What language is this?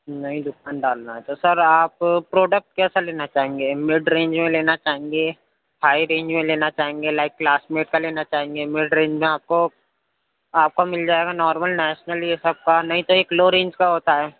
Urdu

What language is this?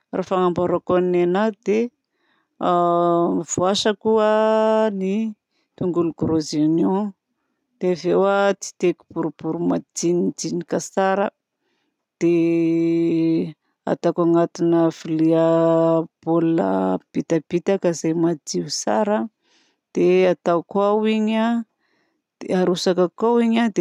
Southern Betsimisaraka Malagasy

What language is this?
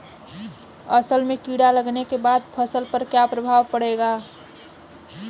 Bhojpuri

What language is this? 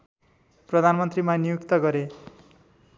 Nepali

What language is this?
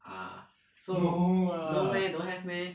English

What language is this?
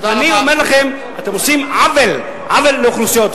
Hebrew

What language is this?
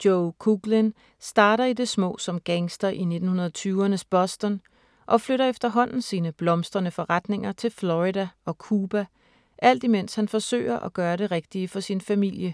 Danish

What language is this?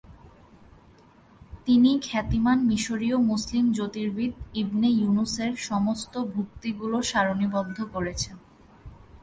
Bangla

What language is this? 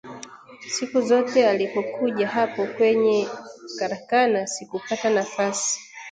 Swahili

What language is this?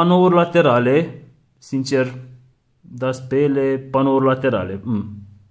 Romanian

